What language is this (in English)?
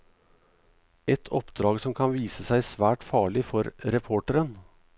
Norwegian